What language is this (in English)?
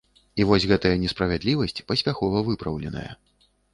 Belarusian